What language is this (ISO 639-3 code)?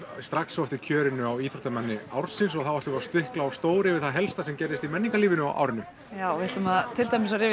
isl